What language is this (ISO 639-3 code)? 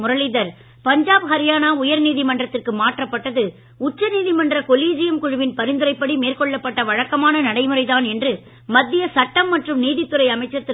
tam